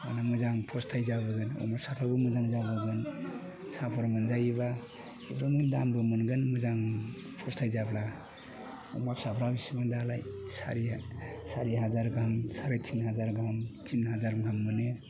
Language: Bodo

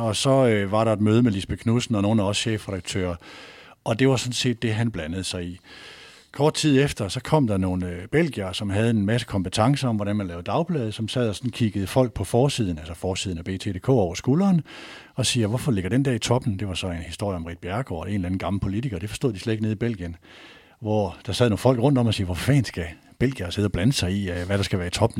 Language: Danish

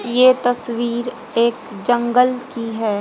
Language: Hindi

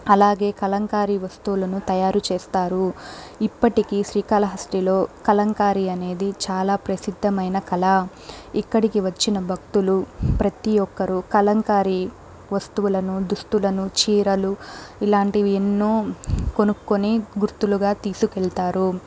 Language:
Telugu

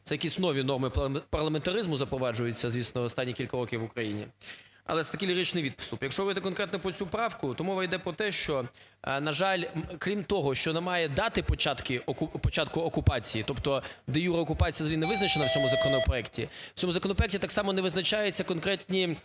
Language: Ukrainian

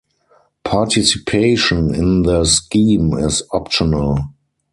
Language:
English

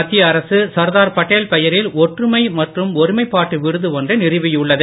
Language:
Tamil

